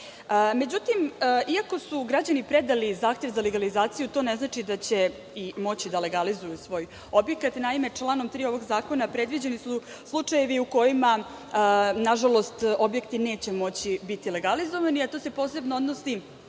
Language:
Serbian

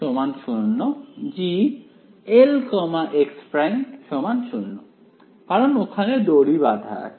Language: Bangla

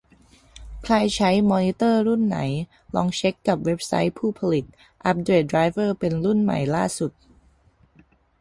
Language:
Thai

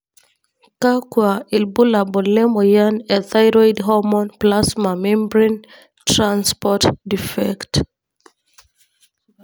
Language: Masai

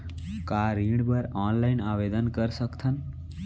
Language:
Chhattisgarhi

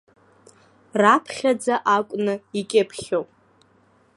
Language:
Abkhazian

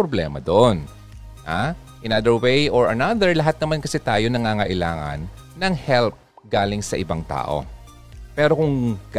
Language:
Filipino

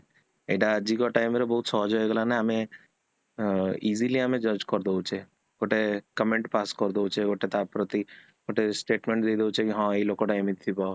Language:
Odia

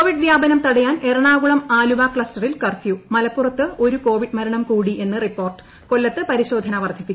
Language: Malayalam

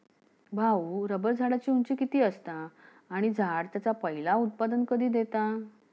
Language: Marathi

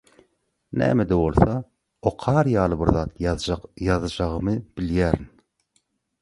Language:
Turkmen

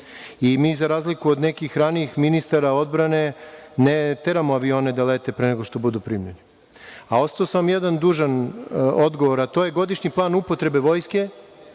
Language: Serbian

